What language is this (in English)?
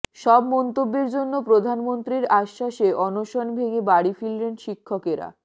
Bangla